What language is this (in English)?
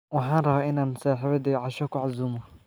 Somali